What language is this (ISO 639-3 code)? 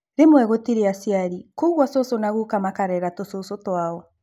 kik